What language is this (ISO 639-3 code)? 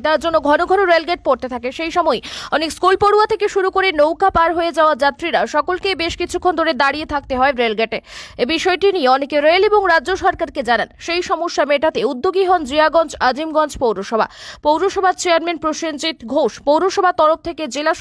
hin